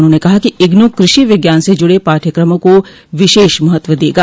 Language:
Hindi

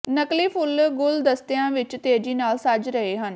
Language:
Punjabi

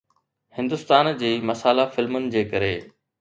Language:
Sindhi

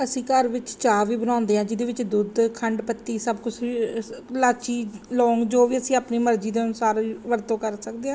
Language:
Punjabi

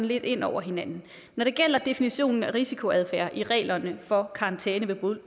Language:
Danish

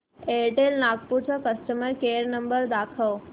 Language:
Marathi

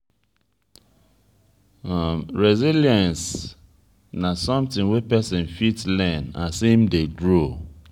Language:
Nigerian Pidgin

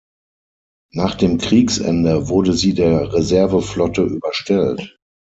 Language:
German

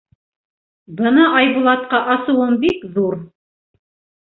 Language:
Bashkir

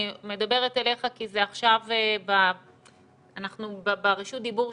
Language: Hebrew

